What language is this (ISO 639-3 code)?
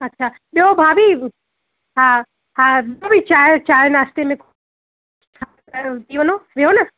snd